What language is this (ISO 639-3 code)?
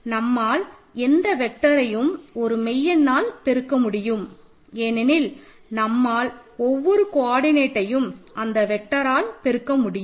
tam